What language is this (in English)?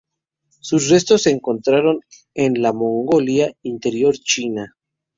Spanish